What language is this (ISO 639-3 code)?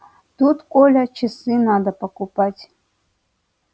rus